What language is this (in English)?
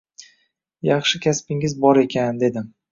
Uzbek